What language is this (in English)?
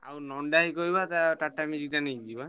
Odia